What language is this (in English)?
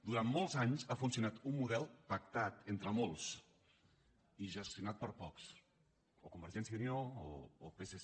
Catalan